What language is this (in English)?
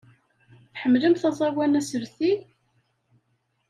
Kabyle